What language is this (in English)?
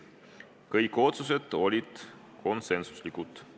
Estonian